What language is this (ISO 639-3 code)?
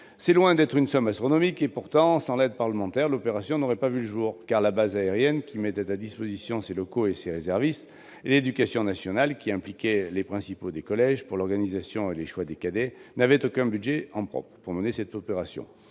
fra